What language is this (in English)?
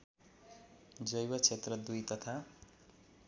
Nepali